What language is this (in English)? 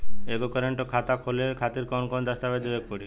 Bhojpuri